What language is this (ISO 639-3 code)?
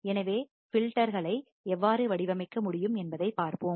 tam